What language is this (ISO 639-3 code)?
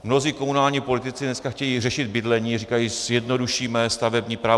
ces